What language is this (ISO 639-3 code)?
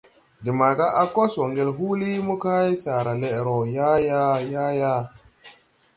tui